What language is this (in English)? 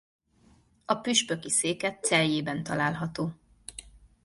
Hungarian